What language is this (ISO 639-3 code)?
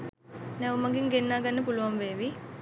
sin